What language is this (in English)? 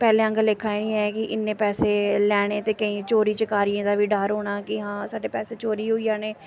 Dogri